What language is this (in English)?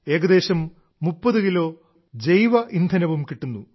Malayalam